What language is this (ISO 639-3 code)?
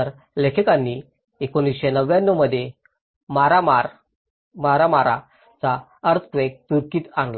mar